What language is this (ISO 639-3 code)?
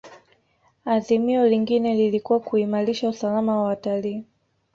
swa